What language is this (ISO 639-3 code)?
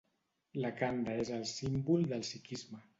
cat